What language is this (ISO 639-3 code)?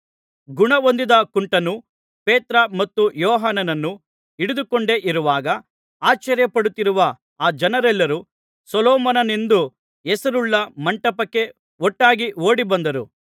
kan